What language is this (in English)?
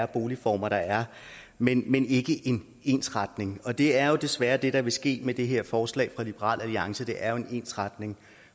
Danish